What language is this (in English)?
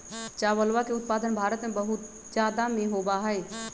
Magahi